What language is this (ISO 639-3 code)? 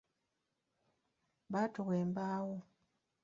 lug